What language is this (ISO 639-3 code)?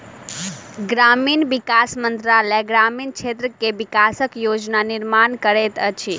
mai